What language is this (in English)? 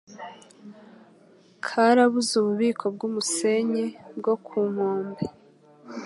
Kinyarwanda